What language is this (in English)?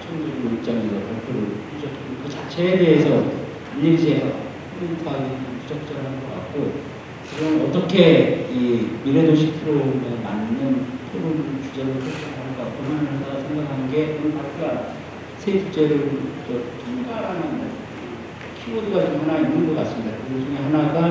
Korean